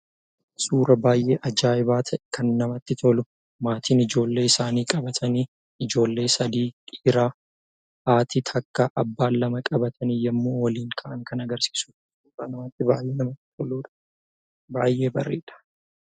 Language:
Oromo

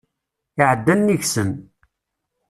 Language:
Kabyle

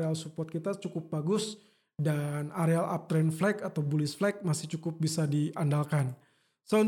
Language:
Indonesian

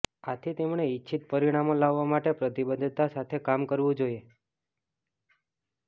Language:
Gujarati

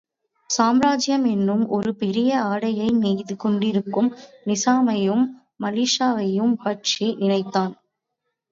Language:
Tamil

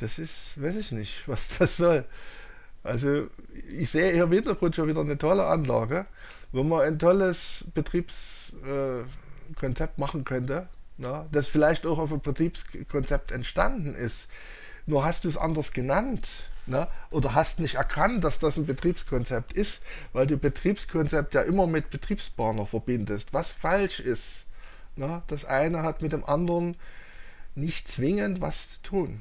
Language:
German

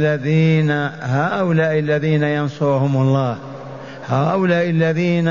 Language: Arabic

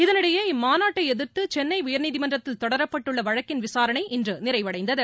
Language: Tamil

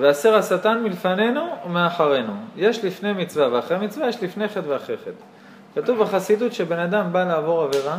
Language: Hebrew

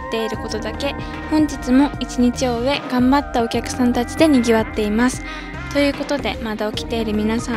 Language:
Japanese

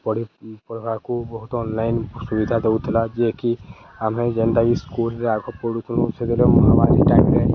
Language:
Odia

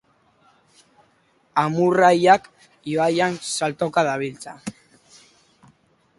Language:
Basque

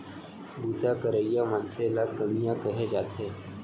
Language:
Chhattisgarhi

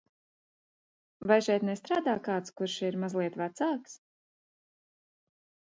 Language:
Latvian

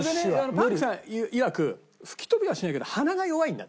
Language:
Japanese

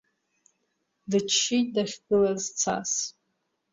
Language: Abkhazian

